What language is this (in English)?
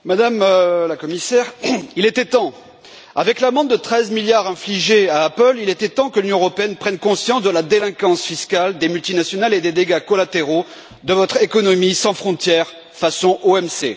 French